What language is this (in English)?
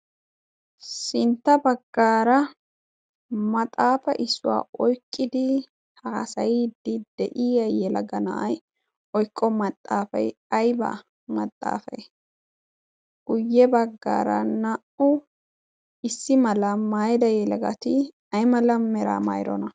Wolaytta